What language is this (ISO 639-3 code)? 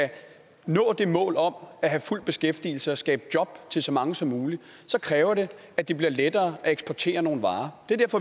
dan